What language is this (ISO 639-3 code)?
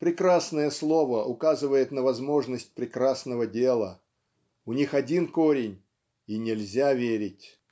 rus